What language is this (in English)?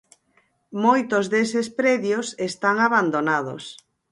Galician